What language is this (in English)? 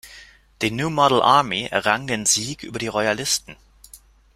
German